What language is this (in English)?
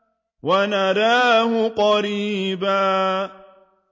Arabic